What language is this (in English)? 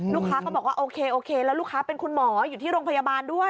Thai